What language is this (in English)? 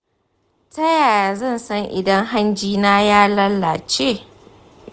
Hausa